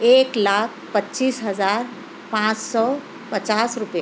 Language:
Urdu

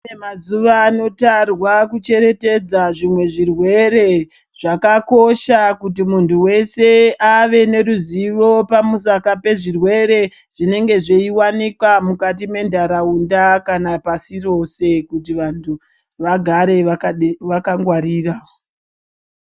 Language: Ndau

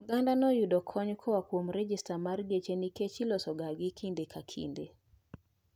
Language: Luo (Kenya and Tanzania)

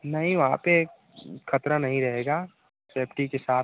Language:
Hindi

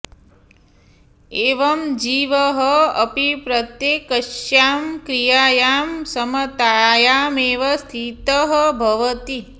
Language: Sanskrit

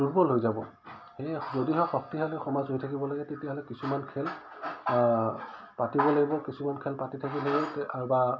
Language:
Assamese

